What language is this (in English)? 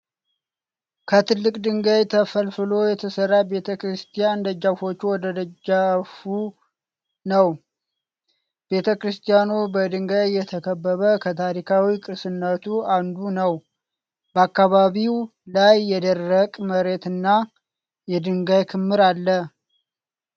Amharic